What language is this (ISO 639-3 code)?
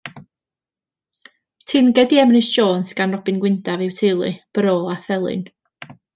cym